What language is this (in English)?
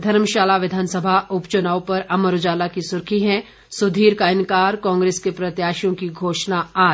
Hindi